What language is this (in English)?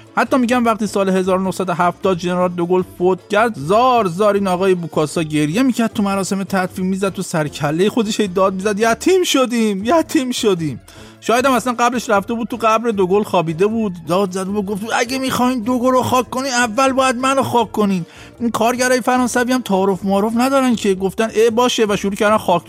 Persian